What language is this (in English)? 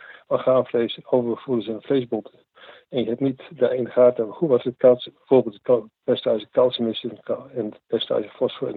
Dutch